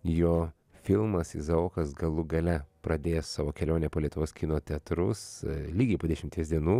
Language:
Lithuanian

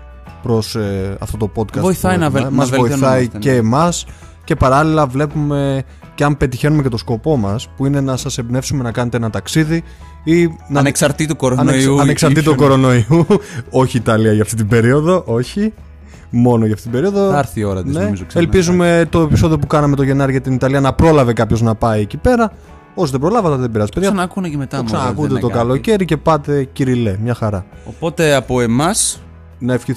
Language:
Greek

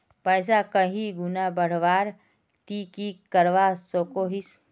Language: Magahi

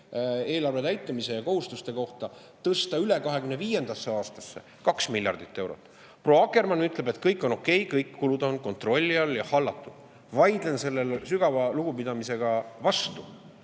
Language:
Estonian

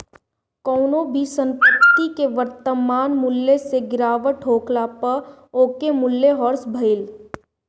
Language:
Bhojpuri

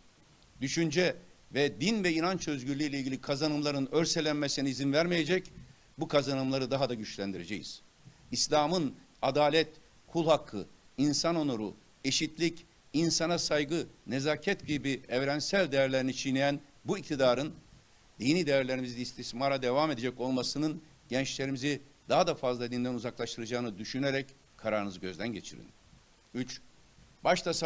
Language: Turkish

